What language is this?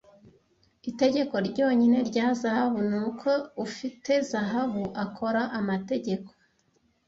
Kinyarwanda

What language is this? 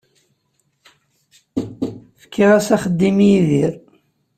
Kabyle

